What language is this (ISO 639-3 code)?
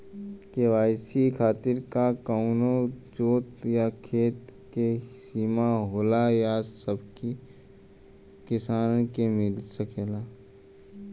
bho